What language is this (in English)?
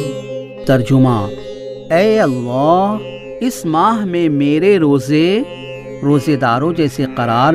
Urdu